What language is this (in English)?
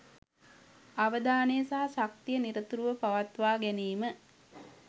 Sinhala